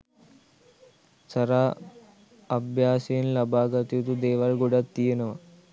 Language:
Sinhala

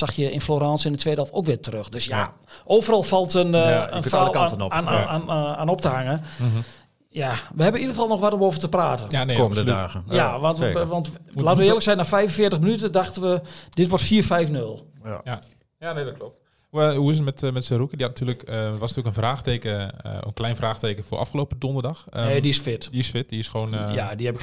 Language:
Dutch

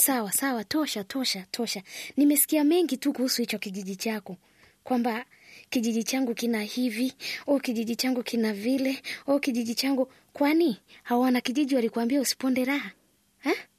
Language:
Swahili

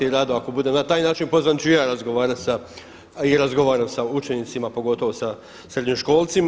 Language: Croatian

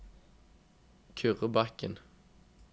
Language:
Norwegian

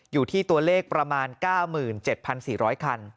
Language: Thai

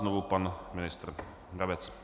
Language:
Czech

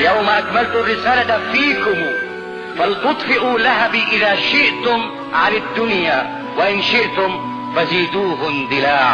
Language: Arabic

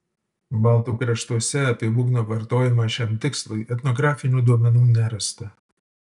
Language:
Lithuanian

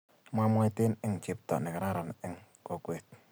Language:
Kalenjin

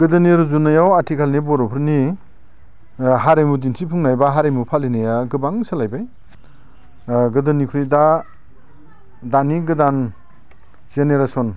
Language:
Bodo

